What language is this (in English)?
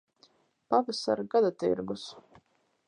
Latvian